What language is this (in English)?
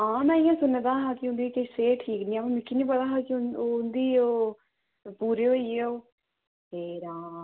Dogri